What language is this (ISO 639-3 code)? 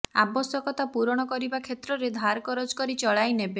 ori